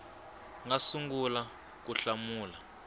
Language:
Tsonga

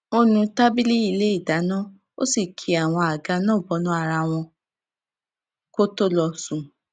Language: Yoruba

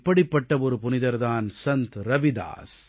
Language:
Tamil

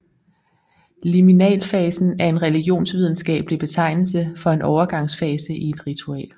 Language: Danish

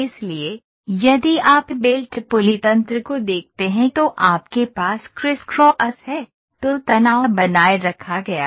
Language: Hindi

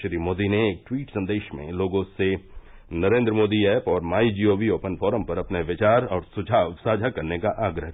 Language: Hindi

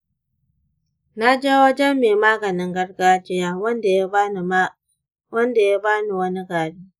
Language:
Hausa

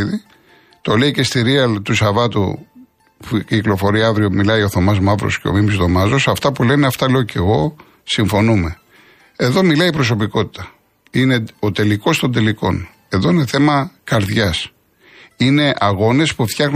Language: Greek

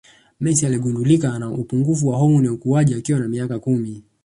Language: Swahili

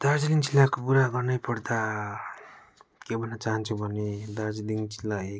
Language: Nepali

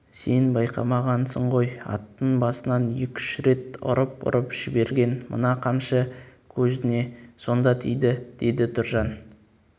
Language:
Kazakh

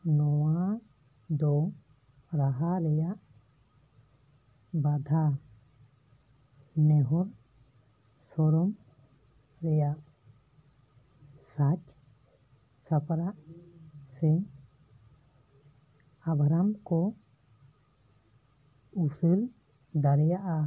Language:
Santali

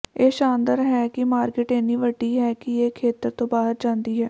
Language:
Punjabi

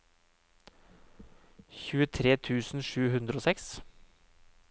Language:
Norwegian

